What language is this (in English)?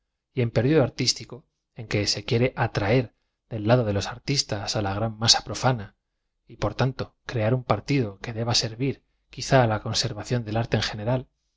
Spanish